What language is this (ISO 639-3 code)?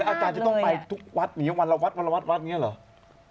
tha